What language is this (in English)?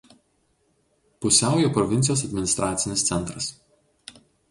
Lithuanian